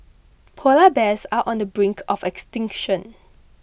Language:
English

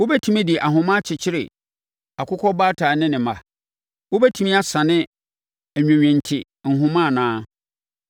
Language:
Akan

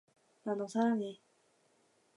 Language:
Korean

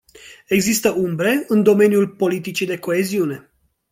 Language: Romanian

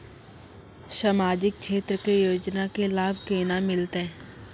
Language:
Maithili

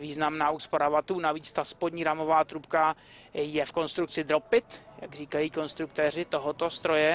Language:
Czech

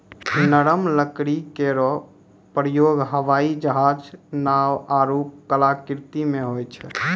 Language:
Maithili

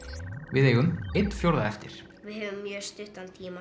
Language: Icelandic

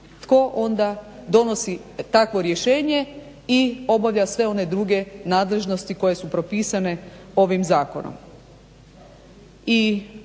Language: Croatian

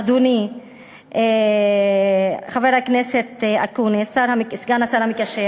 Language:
Hebrew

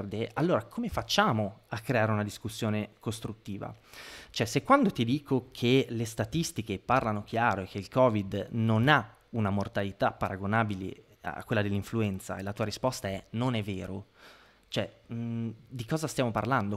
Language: Italian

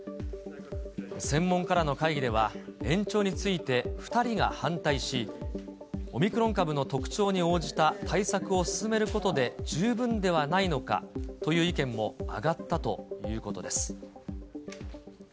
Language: Japanese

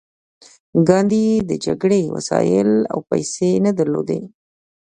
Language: Pashto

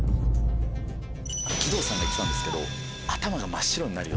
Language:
Japanese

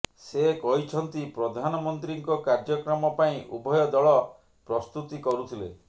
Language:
Odia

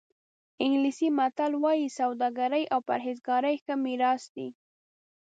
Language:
Pashto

